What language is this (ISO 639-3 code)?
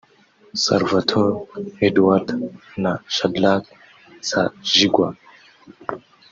kin